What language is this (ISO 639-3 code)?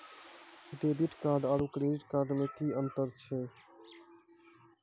mai